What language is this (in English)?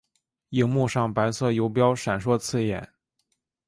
Chinese